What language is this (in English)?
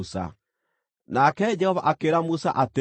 Kikuyu